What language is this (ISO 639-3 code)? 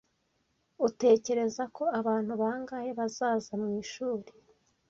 kin